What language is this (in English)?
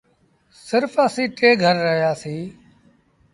Sindhi Bhil